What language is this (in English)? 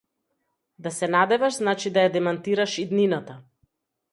Macedonian